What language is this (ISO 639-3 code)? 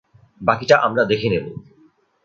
ben